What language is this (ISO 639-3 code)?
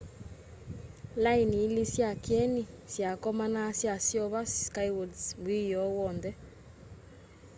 kam